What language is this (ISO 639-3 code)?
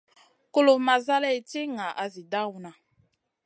mcn